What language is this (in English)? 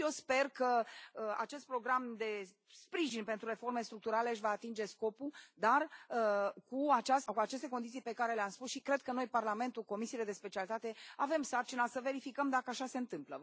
Romanian